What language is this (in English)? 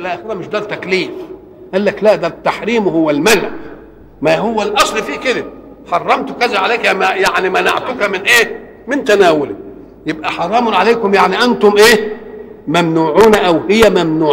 Arabic